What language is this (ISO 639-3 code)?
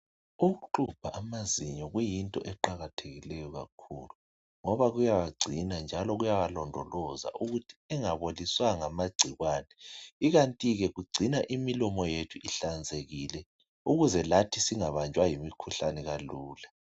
nde